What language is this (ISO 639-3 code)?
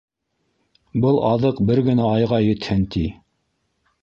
bak